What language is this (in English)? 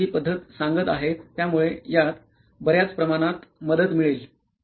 Marathi